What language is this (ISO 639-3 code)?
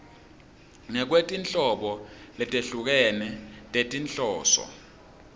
ssw